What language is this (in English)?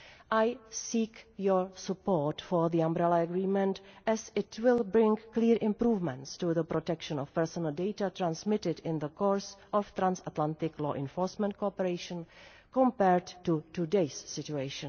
English